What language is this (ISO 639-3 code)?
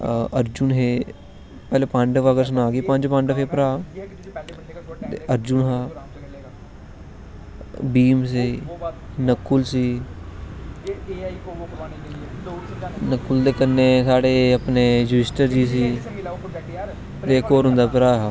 doi